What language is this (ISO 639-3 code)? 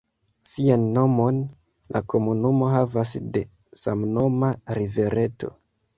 epo